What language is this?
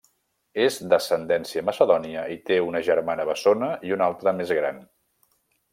Catalan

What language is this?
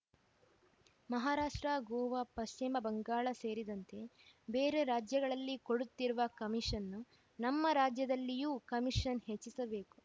Kannada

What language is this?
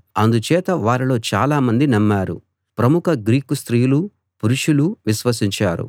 Telugu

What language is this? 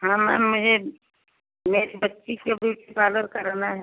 Hindi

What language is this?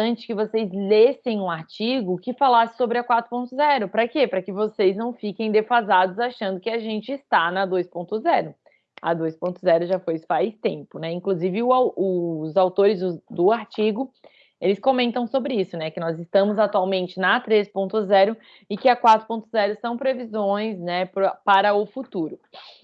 Portuguese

